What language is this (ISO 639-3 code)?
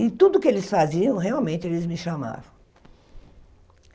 por